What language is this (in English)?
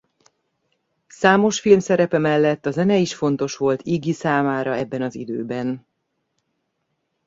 Hungarian